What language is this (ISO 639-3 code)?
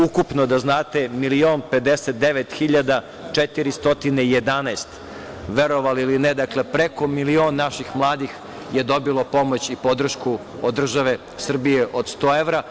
srp